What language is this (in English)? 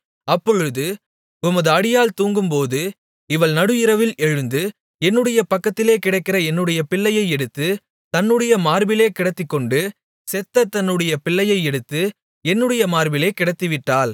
Tamil